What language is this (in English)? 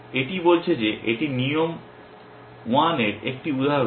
Bangla